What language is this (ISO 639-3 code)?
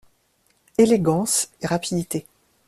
fra